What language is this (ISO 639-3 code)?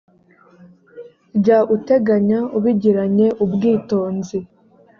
kin